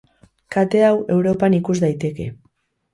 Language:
Basque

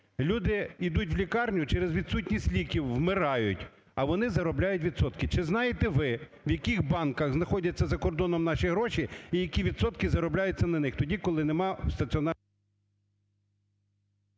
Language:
Ukrainian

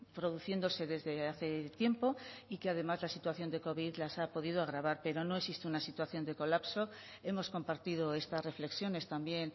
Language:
Spanish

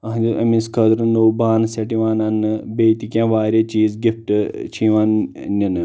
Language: Kashmiri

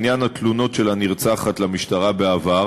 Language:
Hebrew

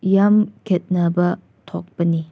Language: Manipuri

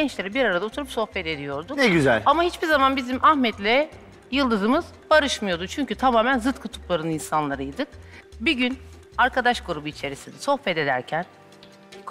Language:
Turkish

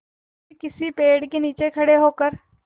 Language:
Hindi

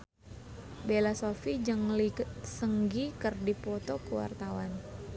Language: Sundanese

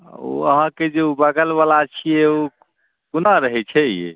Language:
Maithili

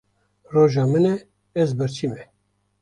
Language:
Kurdish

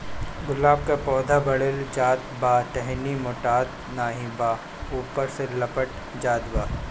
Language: Bhojpuri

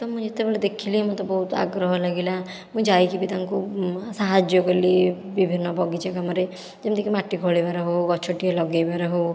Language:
Odia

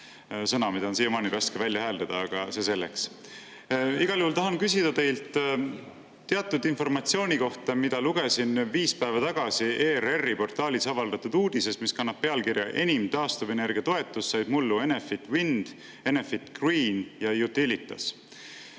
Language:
Estonian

